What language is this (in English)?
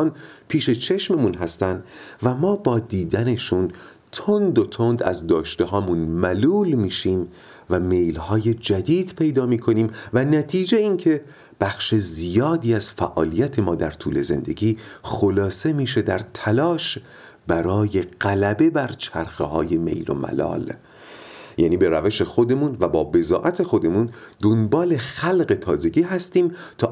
Persian